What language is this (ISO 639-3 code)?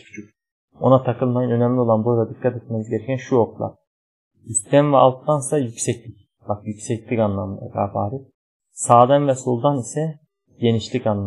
tur